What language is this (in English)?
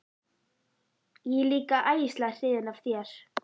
Icelandic